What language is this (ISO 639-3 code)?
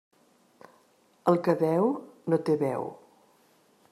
cat